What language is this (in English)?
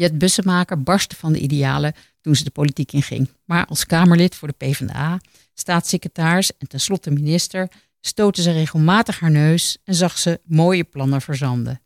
Dutch